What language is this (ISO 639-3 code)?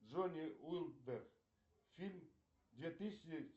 rus